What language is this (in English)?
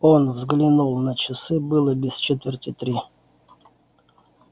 Russian